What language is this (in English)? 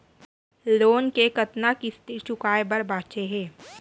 Chhattisgarhi